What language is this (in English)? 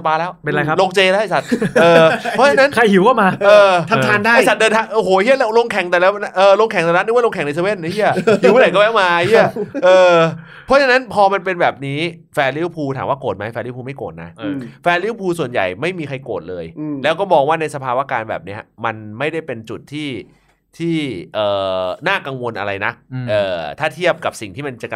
Thai